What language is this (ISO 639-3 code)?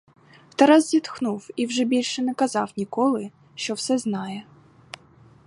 ukr